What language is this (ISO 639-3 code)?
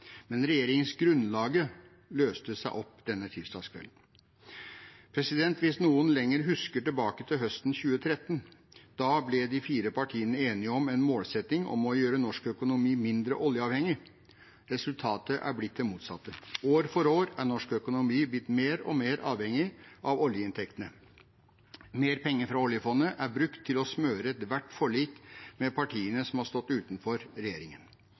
nob